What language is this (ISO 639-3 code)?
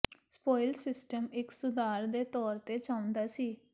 pan